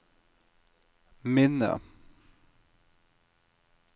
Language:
Norwegian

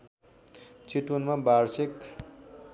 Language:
Nepali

